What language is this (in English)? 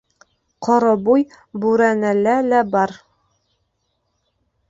Bashkir